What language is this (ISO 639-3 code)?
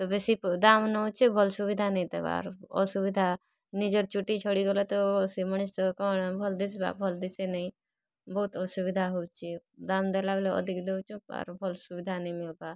ori